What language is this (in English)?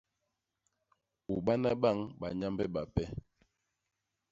Basaa